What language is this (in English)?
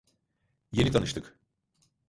Turkish